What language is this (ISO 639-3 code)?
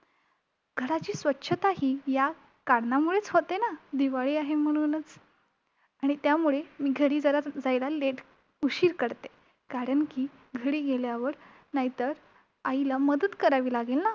mar